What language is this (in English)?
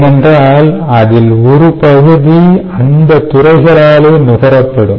Tamil